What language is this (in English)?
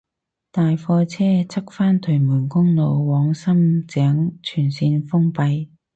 Cantonese